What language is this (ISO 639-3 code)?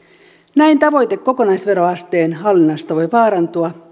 fin